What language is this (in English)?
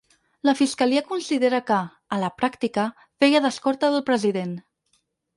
Catalan